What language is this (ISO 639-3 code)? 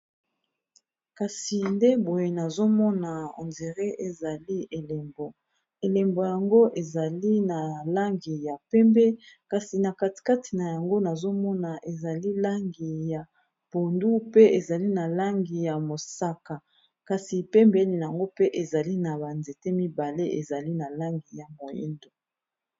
lin